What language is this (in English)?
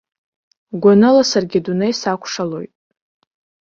Abkhazian